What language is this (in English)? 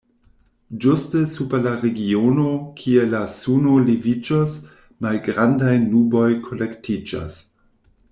Esperanto